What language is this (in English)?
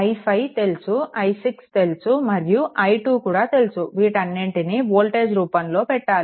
Telugu